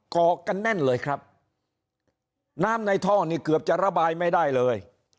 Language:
Thai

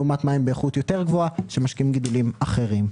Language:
Hebrew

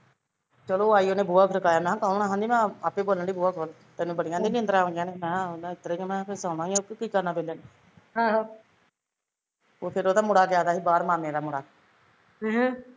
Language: Punjabi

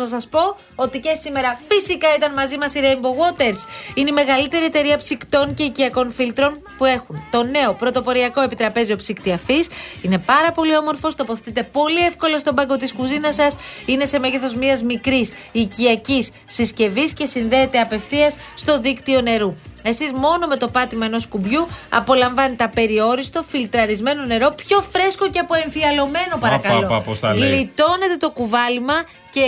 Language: Greek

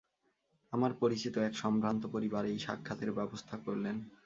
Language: Bangla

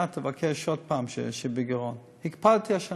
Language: Hebrew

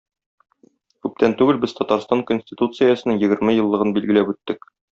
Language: Tatar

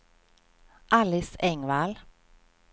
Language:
Swedish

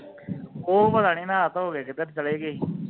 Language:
Punjabi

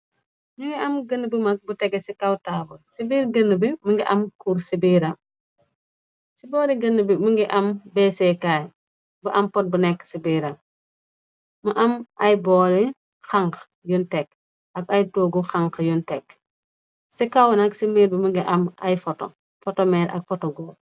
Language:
Wolof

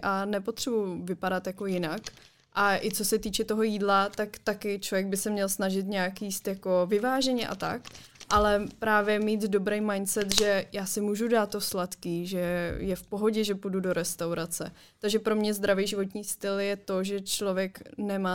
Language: Czech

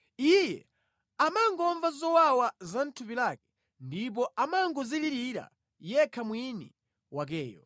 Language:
Nyanja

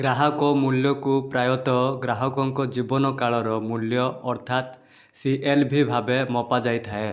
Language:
Odia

